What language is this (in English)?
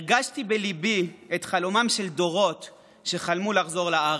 Hebrew